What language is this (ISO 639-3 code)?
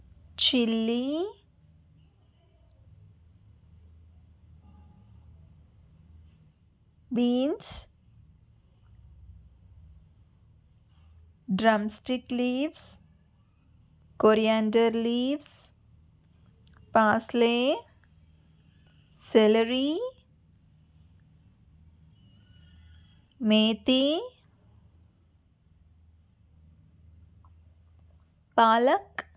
tel